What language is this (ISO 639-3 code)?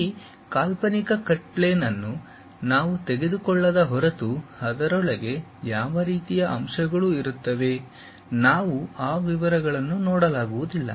kan